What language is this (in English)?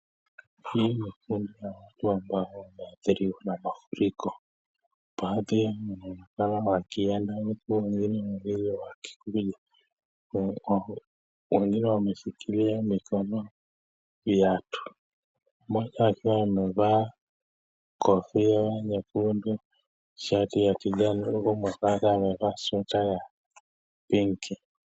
Swahili